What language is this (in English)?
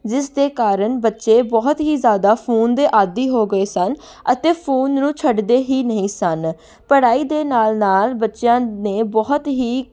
Punjabi